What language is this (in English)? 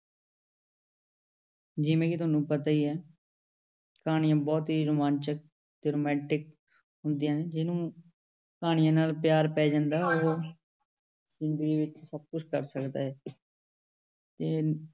Punjabi